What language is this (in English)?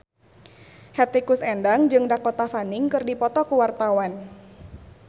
Sundanese